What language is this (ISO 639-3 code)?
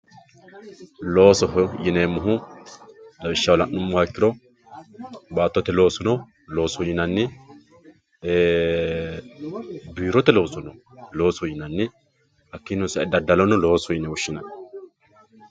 sid